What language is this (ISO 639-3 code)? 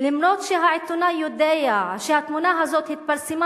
heb